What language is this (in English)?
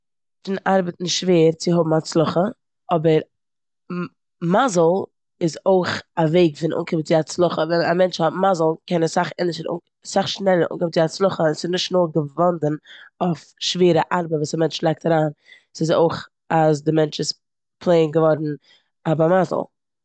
Yiddish